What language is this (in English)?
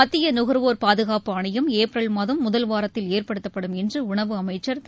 Tamil